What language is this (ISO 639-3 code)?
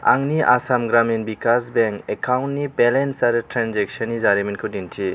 brx